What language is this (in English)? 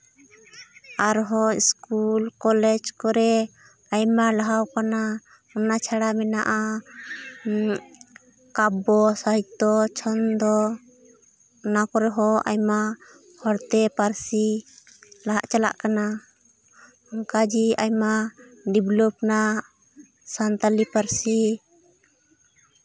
Santali